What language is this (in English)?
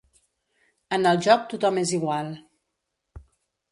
Catalan